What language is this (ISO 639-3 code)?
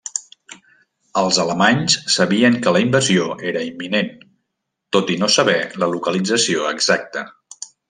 cat